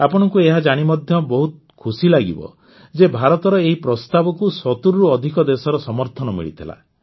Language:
Odia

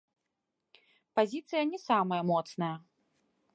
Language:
Belarusian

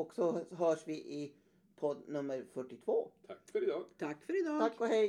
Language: Swedish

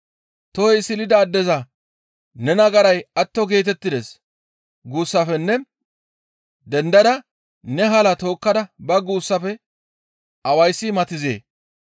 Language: Gamo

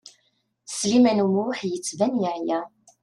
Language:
Kabyle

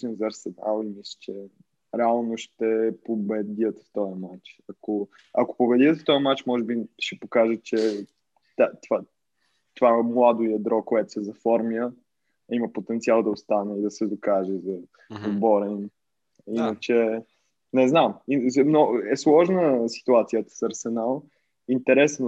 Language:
Bulgarian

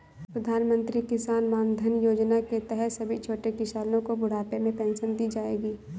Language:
Hindi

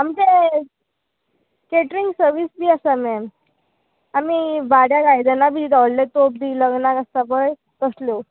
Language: Konkani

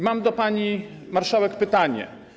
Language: Polish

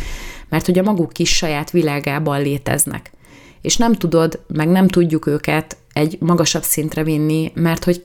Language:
Hungarian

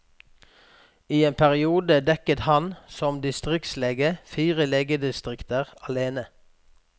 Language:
Norwegian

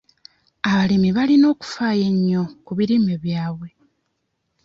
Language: Ganda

